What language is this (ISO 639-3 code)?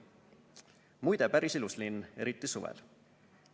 est